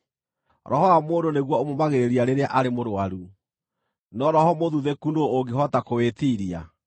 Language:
Kikuyu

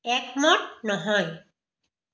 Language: Assamese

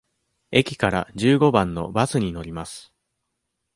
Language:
Japanese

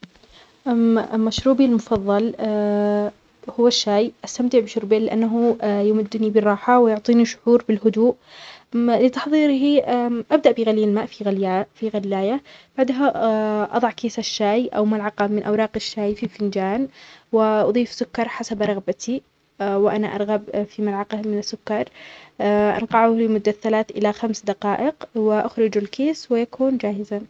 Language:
Omani Arabic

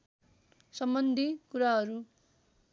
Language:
Nepali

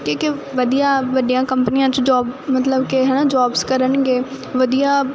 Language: Punjabi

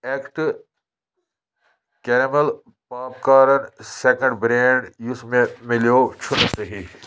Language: Kashmiri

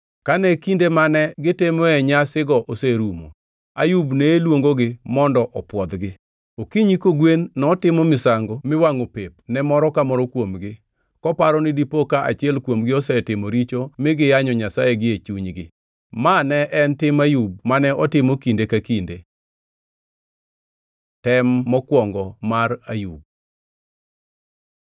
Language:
Luo (Kenya and Tanzania)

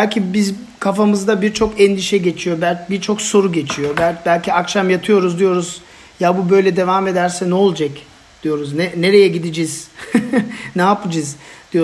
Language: Turkish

